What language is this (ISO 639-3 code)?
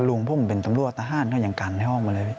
tha